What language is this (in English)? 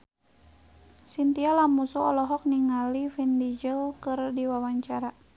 Sundanese